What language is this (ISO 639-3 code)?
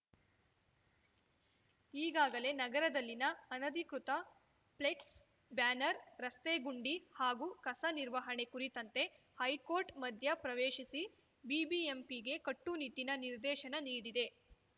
kan